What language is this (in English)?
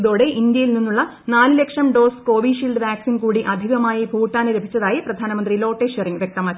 Malayalam